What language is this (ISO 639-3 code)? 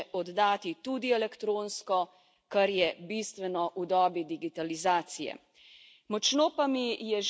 slv